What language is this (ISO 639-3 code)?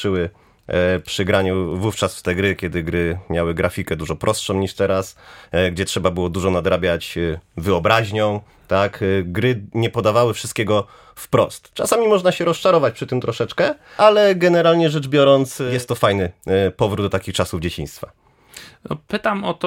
pol